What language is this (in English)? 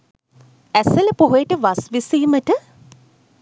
Sinhala